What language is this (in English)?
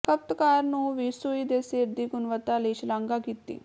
Punjabi